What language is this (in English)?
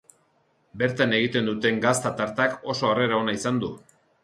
Basque